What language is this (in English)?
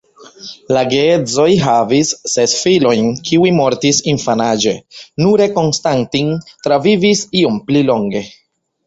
Esperanto